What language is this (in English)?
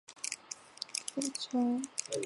Chinese